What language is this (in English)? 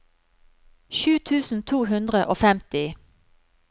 Norwegian